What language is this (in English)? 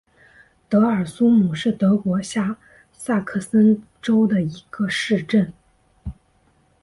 Chinese